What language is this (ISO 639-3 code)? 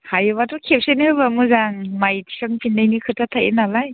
brx